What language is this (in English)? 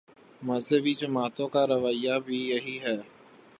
Urdu